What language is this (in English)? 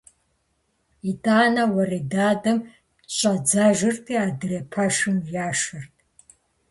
Kabardian